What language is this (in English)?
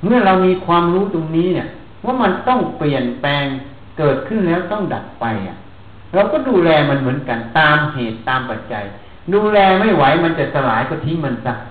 Thai